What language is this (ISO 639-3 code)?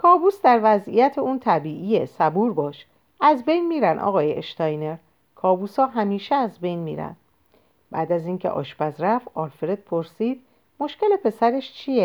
fas